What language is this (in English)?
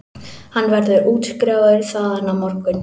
Icelandic